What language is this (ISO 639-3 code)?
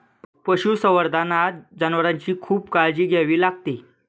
mar